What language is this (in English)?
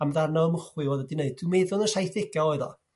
Welsh